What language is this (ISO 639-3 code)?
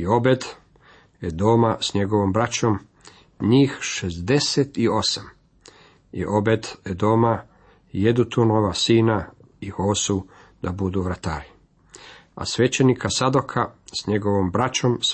hrv